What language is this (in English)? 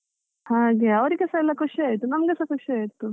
Kannada